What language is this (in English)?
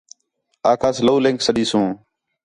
Khetrani